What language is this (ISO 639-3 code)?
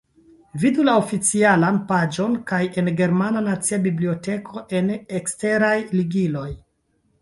epo